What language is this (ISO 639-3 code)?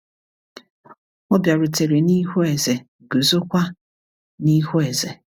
ibo